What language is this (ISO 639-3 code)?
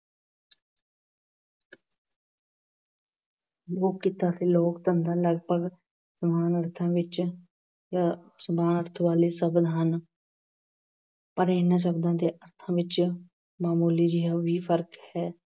pan